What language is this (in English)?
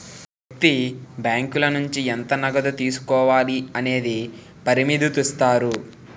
Telugu